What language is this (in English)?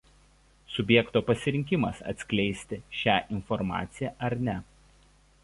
Lithuanian